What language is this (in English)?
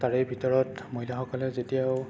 Assamese